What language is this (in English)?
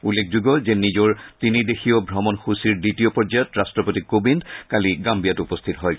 Assamese